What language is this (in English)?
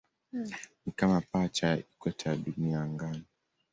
Swahili